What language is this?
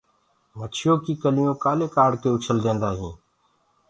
Gurgula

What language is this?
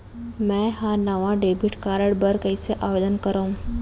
Chhattisgarhi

